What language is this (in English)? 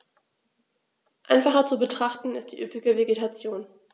German